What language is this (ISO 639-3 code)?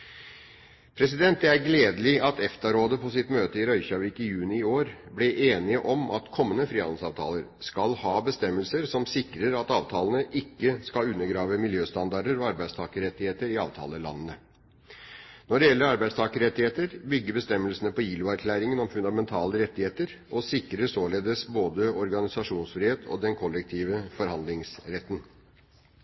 nob